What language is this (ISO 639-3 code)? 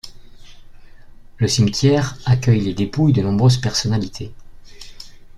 fra